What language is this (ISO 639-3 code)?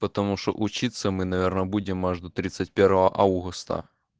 rus